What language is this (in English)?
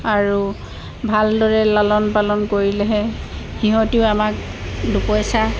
Assamese